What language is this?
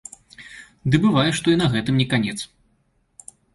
Belarusian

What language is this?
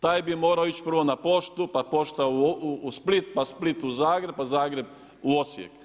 Croatian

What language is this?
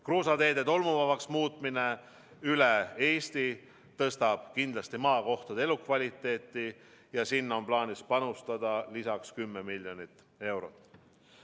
Estonian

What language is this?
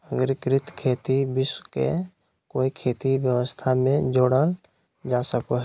Magahi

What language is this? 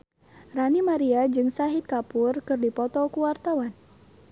Sundanese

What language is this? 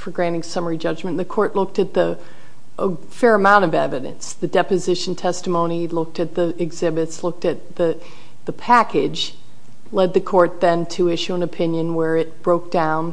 English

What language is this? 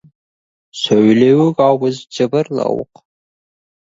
Kazakh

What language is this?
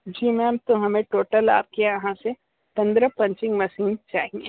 Hindi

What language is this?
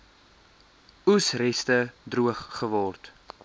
Afrikaans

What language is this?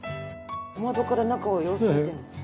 Japanese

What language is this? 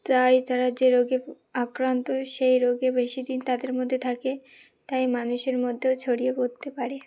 Bangla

